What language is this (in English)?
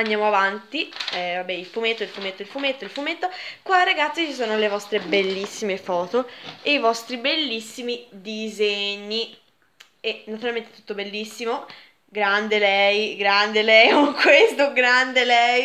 Italian